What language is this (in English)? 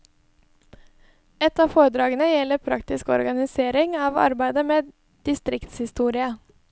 Norwegian